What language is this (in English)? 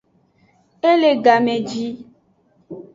Aja (Benin)